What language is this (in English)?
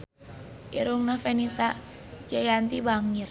Sundanese